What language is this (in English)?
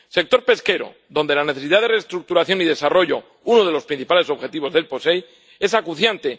Spanish